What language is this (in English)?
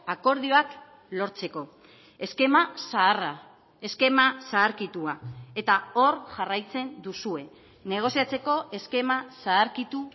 Basque